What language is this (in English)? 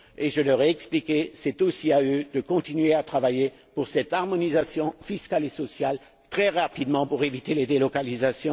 French